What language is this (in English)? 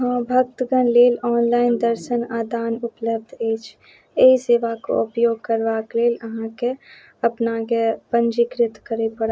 Maithili